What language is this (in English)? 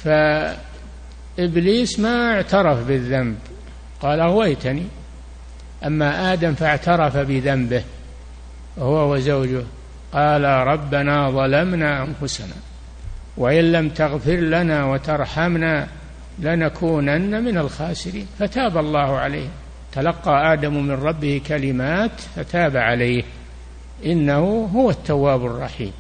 Arabic